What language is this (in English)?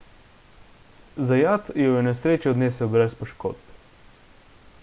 Slovenian